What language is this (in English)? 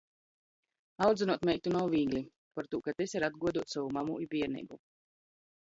Latgalian